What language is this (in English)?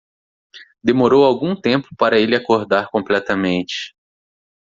Portuguese